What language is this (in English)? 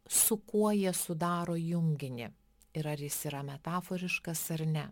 Lithuanian